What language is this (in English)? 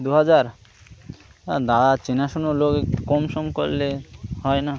Bangla